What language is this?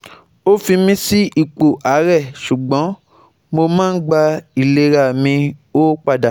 Yoruba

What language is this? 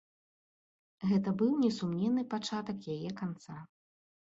Belarusian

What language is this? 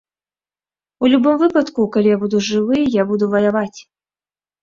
Belarusian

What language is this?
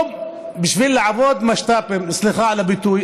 Hebrew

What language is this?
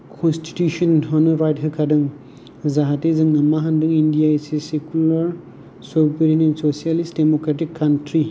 Bodo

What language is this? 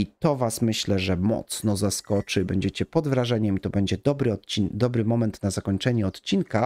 Polish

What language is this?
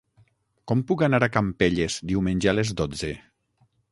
Catalan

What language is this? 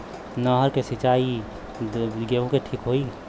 Bhojpuri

